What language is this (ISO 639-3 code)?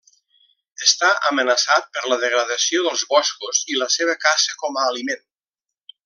cat